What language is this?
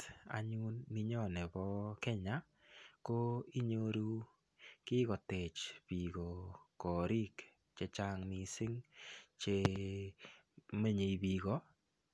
Kalenjin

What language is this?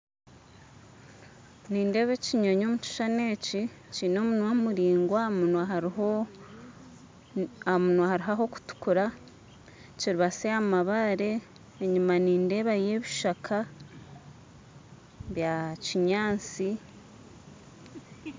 Nyankole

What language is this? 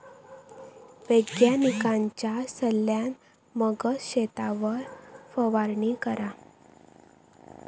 Marathi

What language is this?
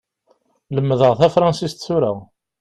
Kabyle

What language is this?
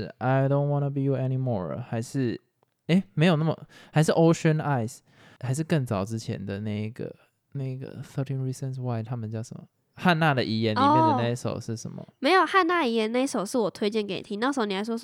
Chinese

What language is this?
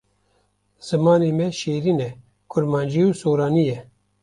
Kurdish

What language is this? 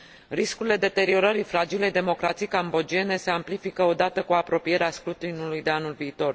Romanian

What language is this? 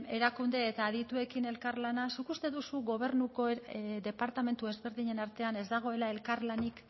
Basque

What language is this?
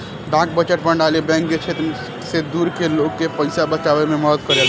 Bhojpuri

